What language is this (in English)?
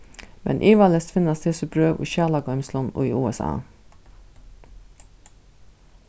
Faroese